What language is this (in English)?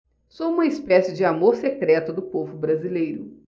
Portuguese